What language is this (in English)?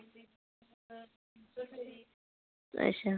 Dogri